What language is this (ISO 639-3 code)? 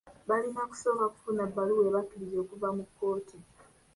lug